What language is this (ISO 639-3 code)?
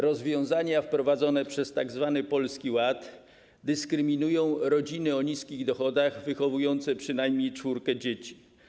pol